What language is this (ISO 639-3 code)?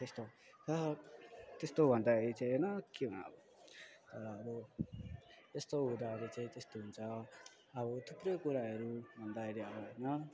nep